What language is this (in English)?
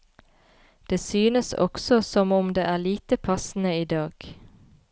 Norwegian